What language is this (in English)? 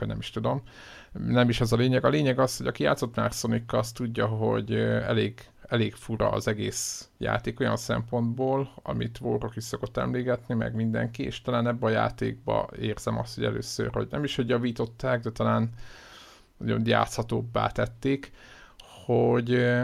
Hungarian